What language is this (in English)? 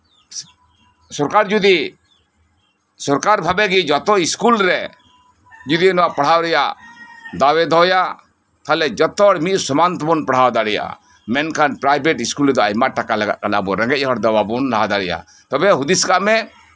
Santali